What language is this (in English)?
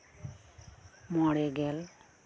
Santali